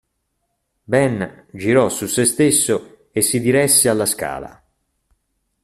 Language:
Italian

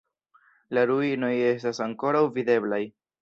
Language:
Esperanto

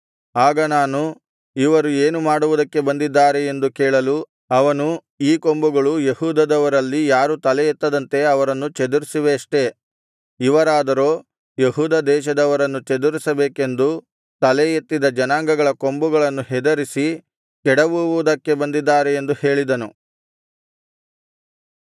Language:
Kannada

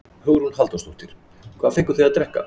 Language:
Icelandic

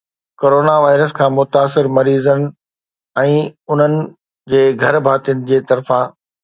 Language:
Sindhi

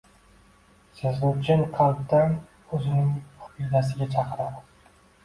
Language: Uzbek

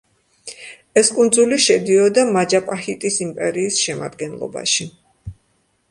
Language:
Georgian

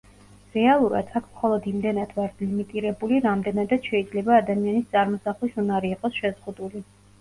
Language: Georgian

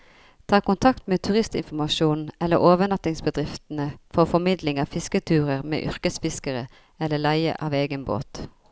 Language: Norwegian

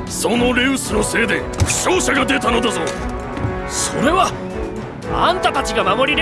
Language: Japanese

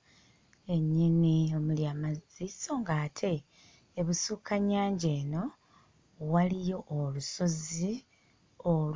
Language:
Ganda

